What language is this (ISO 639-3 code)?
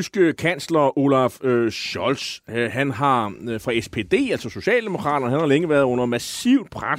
dan